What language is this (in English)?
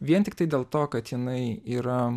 Lithuanian